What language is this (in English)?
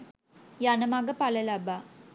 Sinhala